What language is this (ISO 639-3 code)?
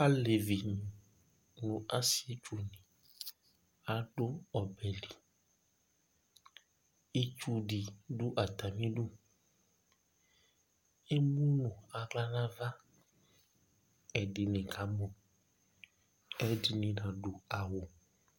kpo